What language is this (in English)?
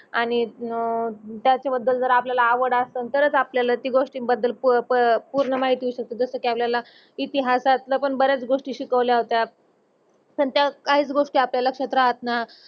Marathi